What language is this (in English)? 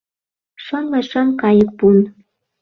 Mari